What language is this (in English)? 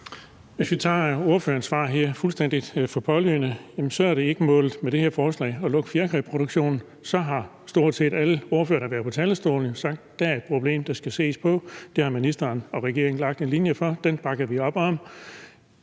Danish